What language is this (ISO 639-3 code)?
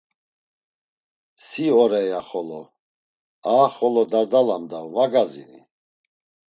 lzz